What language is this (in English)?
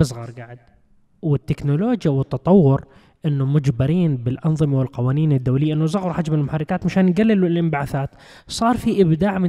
Arabic